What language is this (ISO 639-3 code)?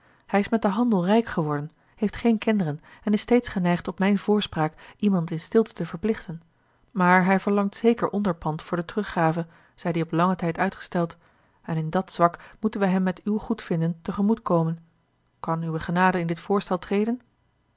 nld